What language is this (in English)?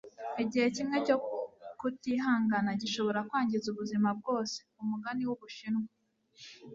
Kinyarwanda